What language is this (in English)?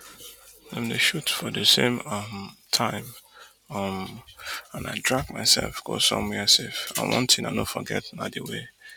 Nigerian Pidgin